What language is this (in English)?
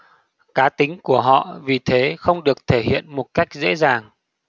Vietnamese